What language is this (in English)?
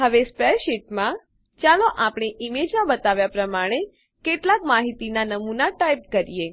Gujarati